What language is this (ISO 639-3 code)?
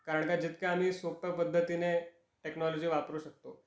mar